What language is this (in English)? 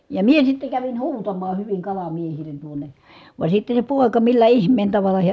Finnish